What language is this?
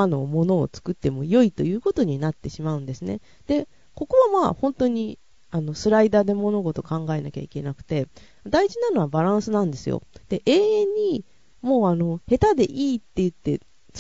Japanese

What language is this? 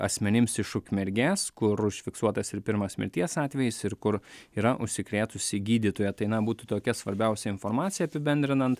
Lithuanian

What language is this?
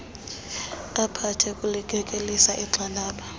Xhosa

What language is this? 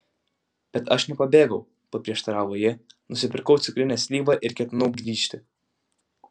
Lithuanian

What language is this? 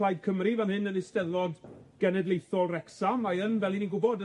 Welsh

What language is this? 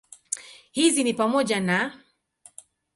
Swahili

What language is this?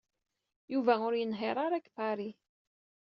Kabyle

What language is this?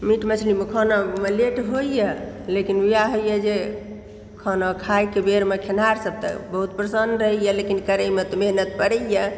Maithili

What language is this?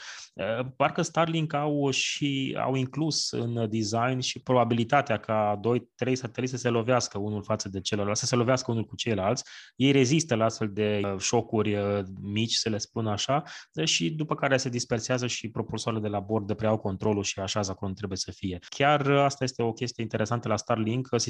Romanian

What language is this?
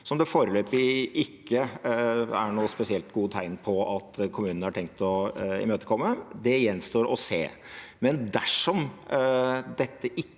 Norwegian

